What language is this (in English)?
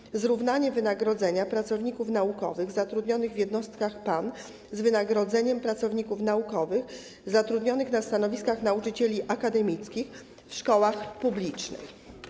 Polish